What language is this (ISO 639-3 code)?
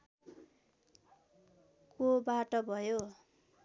nep